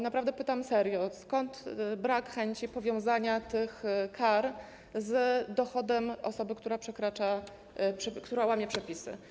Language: Polish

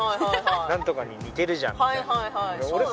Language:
Japanese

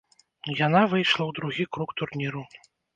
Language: Belarusian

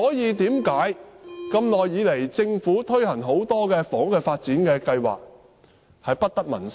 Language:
Cantonese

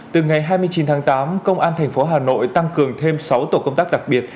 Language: Vietnamese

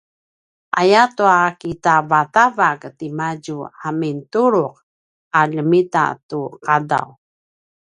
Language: Paiwan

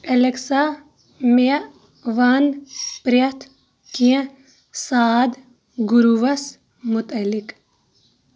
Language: Kashmiri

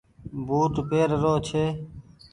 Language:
Goaria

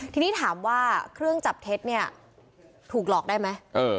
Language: Thai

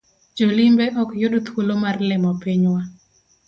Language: Luo (Kenya and Tanzania)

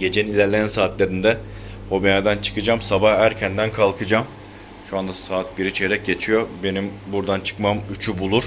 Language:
Turkish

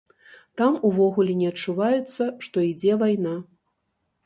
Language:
Belarusian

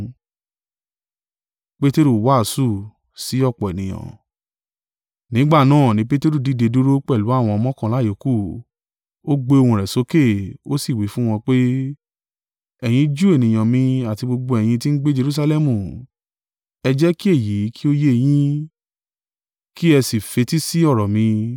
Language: Yoruba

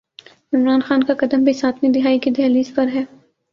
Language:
Urdu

